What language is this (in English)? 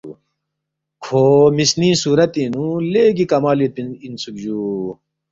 Balti